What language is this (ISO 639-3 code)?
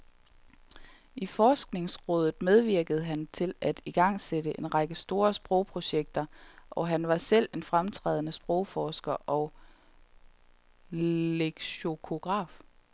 dan